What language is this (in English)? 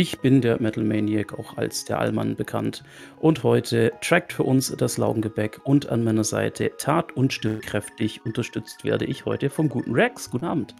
German